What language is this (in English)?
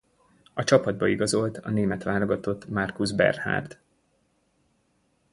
Hungarian